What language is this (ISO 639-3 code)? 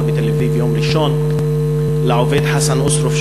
heb